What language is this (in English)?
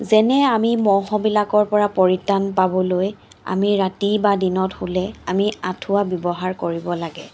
Assamese